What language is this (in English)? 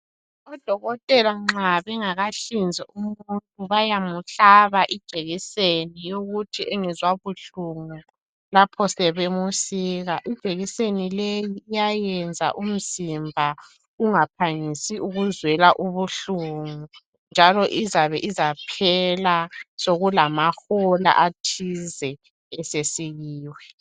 North Ndebele